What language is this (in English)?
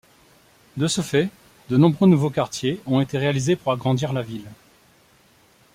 French